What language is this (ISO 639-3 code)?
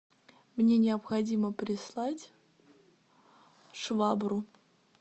rus